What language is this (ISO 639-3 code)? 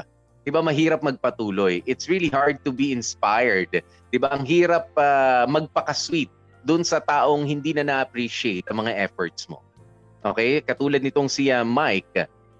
fil